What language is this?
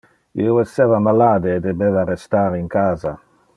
Interlingua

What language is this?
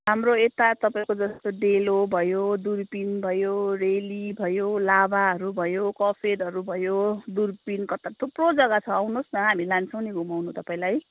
Nepali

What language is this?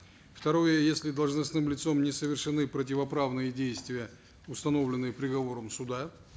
Kazakh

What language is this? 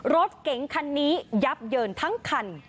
Thai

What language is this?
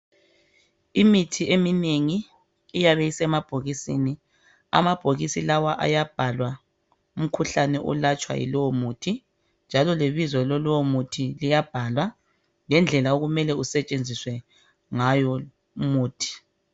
North Ndebele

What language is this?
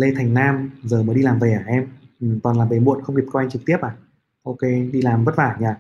Vietnamese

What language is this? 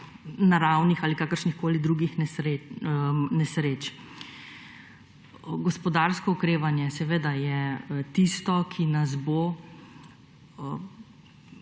Slovenian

